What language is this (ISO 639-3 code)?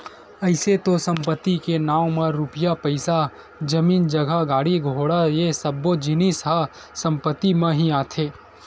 hne